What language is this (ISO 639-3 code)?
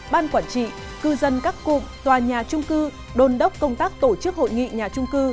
vie